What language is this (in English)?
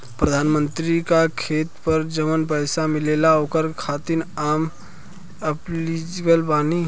Bhojpuri